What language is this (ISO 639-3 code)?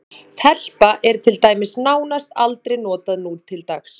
isl